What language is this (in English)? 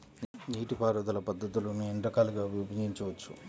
Telugu